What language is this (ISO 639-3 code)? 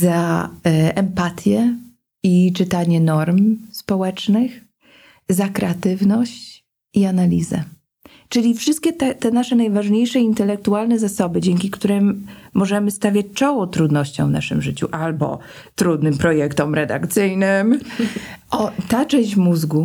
pol